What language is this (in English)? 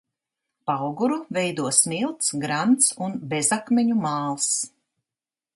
Latvian